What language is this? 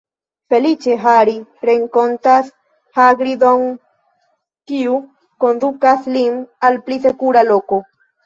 Esperanto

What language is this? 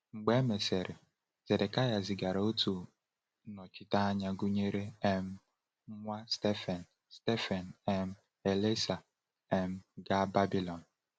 Igbo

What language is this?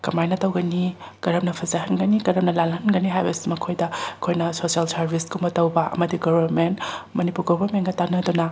Manipuri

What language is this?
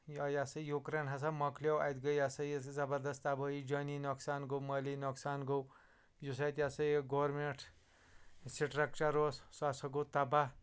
Kashmiri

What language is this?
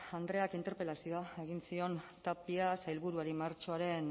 Basque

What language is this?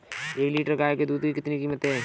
Hindi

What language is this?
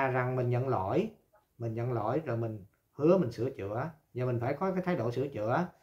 Vietnamese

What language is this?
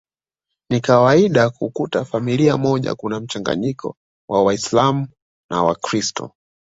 Swahili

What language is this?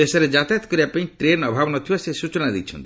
Odia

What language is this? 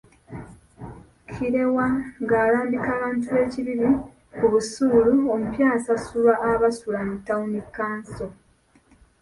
Ganda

